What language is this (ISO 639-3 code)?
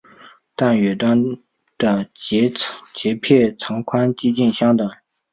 zho